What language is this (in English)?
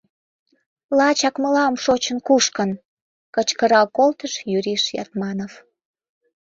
Mari